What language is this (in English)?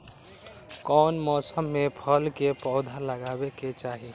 Magahi